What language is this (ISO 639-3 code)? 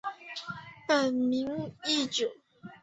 zho